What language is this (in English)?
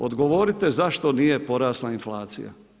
Croatian